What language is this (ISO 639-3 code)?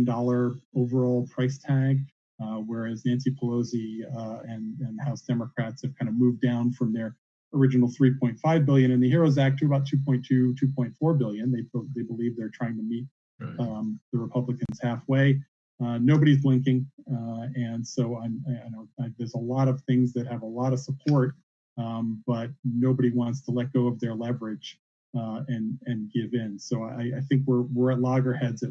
eng